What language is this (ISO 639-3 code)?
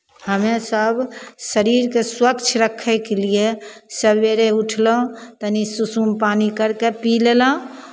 mai